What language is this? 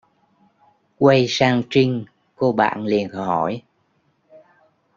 Vietnamese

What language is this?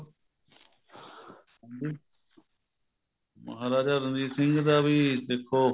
Punjabi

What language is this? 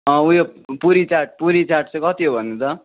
Nepali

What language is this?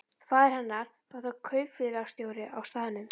Icelandic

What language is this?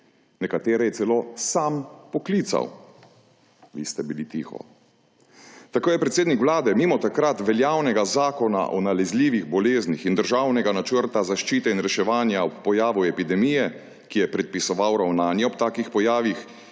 Slovenian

